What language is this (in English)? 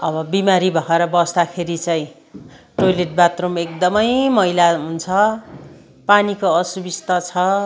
Nepali